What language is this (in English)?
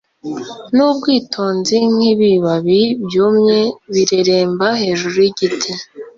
Kinyarwanda